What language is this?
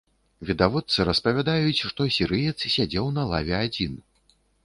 Belarusian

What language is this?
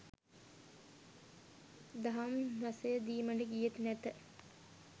Sinhala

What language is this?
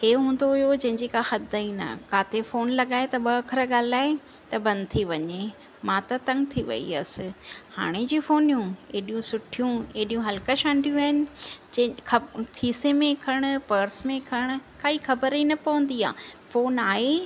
Sindhi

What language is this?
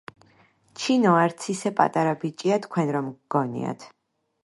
Georgian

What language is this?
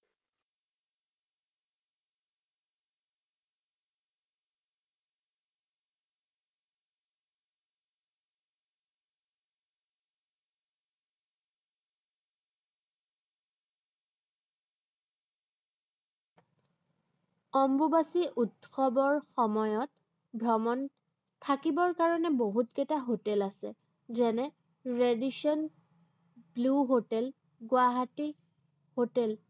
Assamese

